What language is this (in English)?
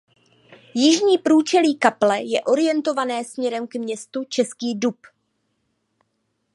Czech